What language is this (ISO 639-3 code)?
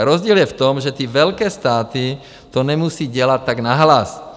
ces